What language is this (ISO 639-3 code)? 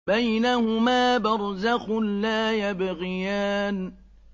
ara